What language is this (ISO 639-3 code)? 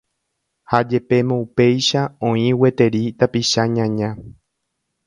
grn